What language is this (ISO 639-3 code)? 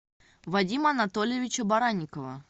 rus